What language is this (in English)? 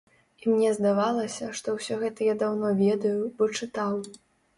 Belarusian